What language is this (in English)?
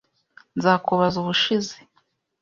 Kinyarwanda